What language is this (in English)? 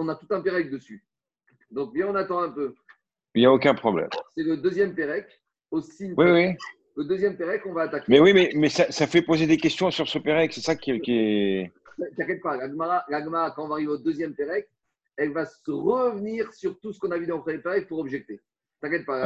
French